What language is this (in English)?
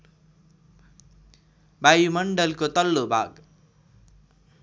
Nepali